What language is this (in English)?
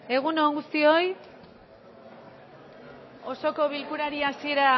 Basque